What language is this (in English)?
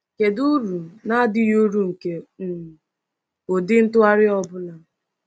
Igbo